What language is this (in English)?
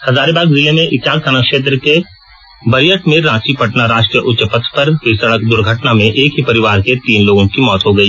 Hindi